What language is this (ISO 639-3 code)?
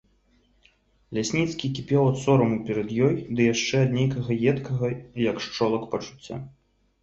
bel